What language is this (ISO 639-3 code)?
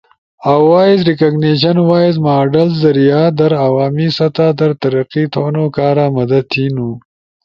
ush